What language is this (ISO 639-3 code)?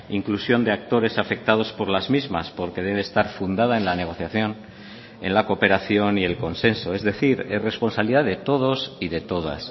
spa